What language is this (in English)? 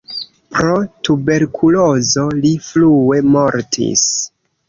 Esperanto